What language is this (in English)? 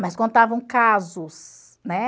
Portuguese